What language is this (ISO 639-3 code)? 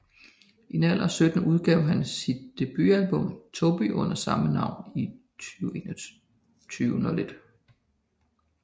dan